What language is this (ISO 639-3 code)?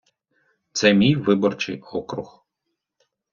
ukr